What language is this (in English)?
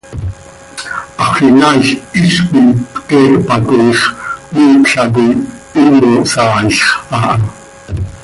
Seri